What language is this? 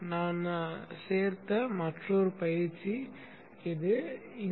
Tamil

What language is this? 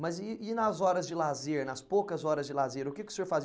Portuguese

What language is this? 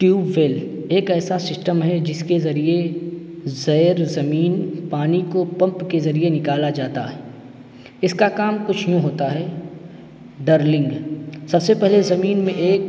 Urdu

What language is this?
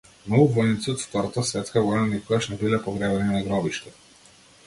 Macedonian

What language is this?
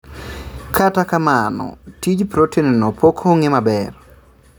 Luo (Kenya and Tanzania)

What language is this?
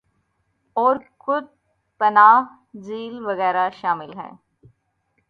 Urdu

